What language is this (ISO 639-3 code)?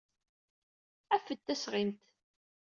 kab